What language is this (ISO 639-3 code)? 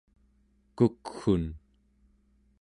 esu